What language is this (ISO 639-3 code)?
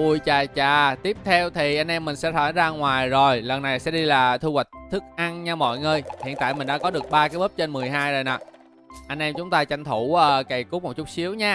vie